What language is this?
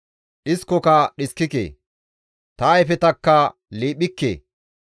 Gamo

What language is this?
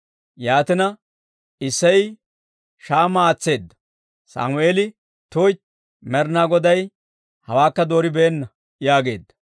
Dawro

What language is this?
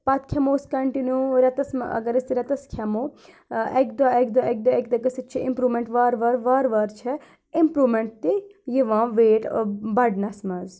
Kashmiri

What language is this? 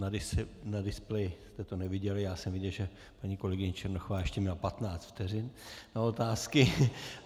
Czech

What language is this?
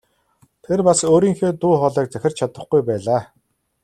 Mongolian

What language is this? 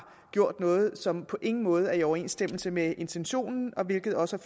Danish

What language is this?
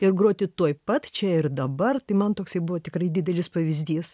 Lithuanian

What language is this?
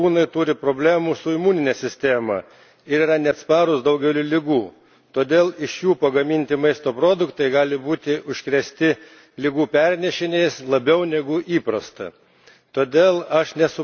Lithuanian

